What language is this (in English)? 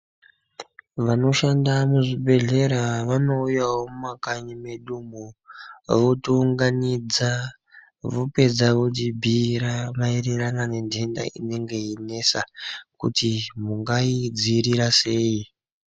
Ndau